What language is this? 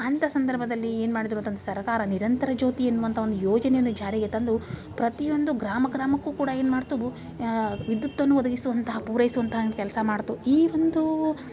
Kannada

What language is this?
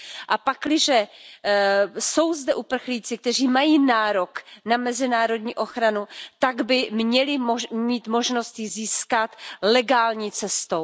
Czech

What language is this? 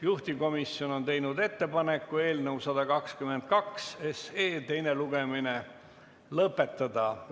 Estonian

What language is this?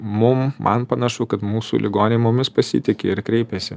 Lithuanian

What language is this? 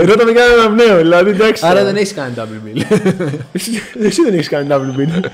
Greek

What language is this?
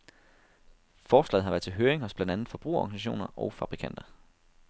Danish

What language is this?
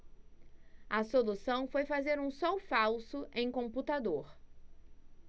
Portuguese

